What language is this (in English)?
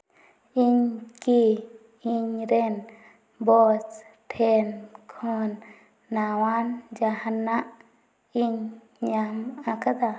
Santali